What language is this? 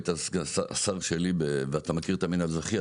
Hebrew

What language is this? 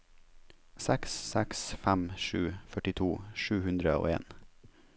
Norwegian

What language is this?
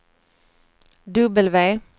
Swedish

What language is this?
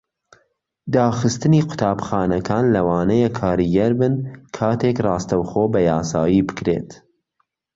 Central Kurdish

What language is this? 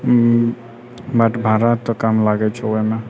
Maithili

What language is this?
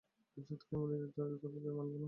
Bangla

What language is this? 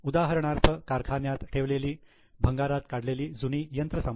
Marathi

